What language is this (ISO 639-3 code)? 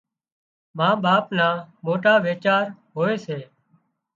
kxp